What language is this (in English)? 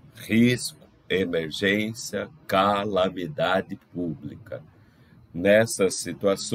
Portuguese